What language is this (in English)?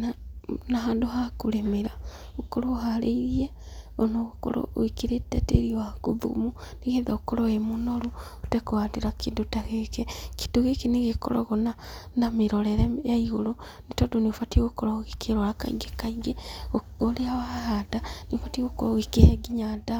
Kikuyu